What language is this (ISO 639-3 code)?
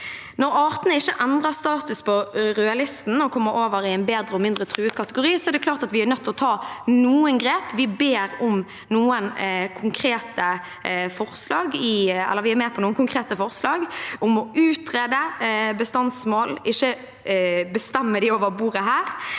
nor